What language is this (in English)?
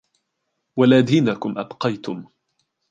Arabic